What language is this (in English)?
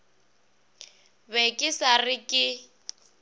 Northern Sotho